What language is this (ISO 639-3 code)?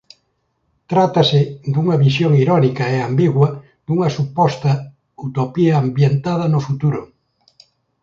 glg